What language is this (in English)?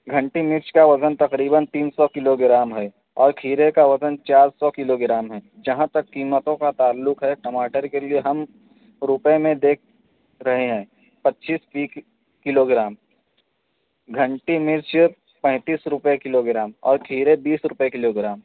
Urdu